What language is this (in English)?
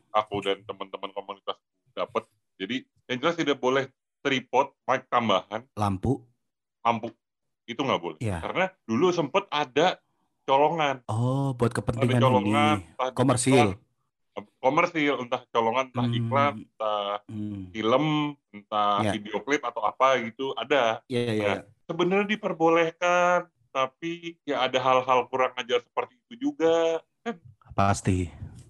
Indonesian